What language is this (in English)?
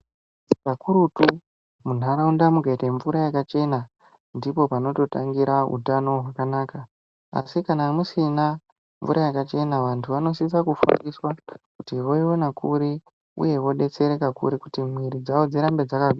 Ndau